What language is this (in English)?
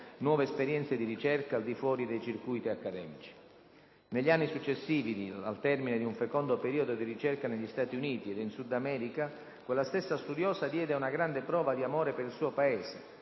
Italian